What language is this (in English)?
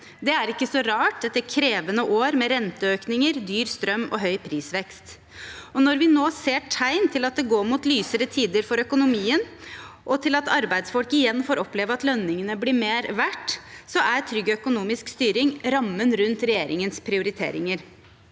Norwegian